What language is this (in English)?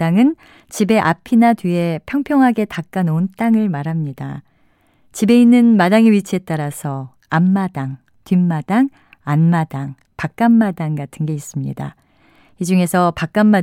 Korean